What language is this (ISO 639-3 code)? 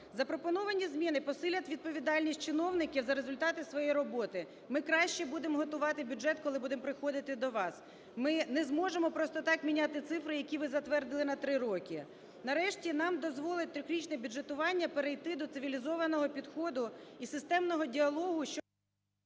ukr